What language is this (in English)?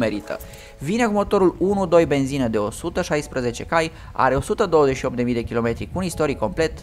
Romanian